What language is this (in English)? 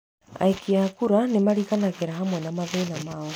Kikuyu